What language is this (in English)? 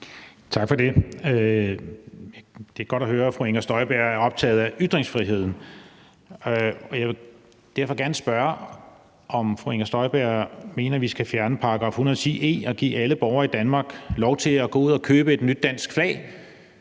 Danish